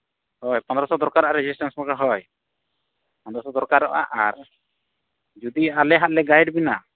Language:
Santali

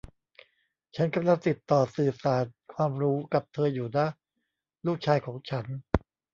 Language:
Thai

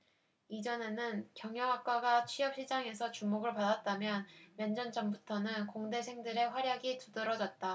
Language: Korean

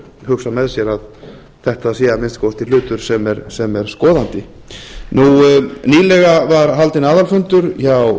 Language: Icelandic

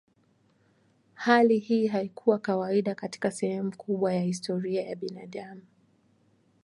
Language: Swahili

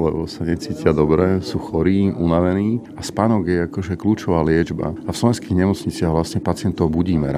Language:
Slovak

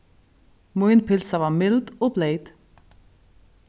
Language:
Faroese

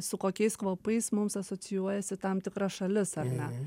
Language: Lithuanian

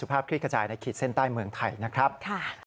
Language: Thai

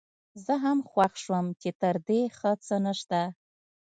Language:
Pashto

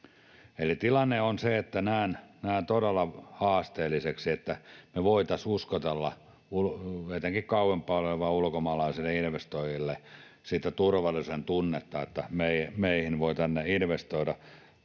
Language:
Finnish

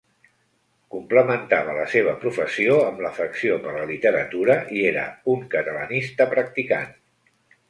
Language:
Catalan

